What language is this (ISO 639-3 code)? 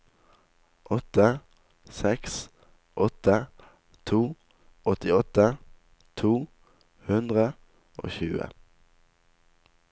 nor